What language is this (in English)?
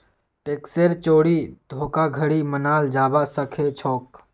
Magahi